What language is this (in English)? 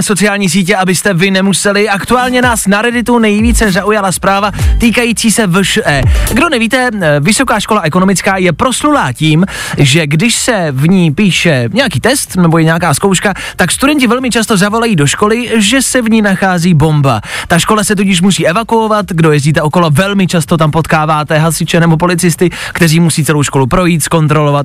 Czech